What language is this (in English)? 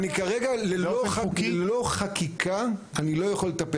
Hebrew